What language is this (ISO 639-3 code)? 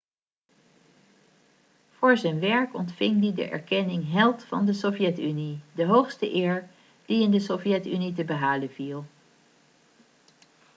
nld